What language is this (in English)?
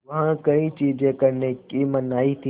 Hindi